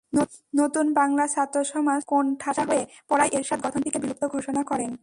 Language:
Bangla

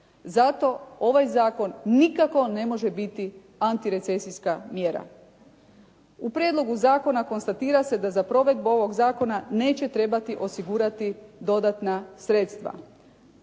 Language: Croatian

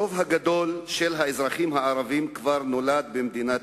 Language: Hebrew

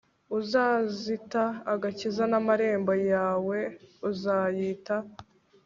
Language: Kinyarwanda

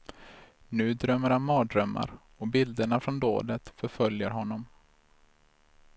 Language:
Swedish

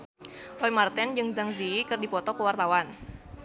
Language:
Sundanese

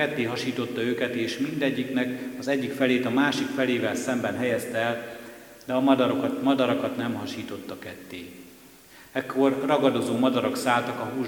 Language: Hungarian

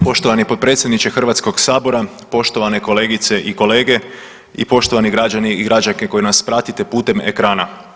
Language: Croatian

